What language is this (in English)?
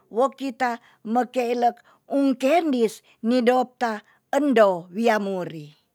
Tonsea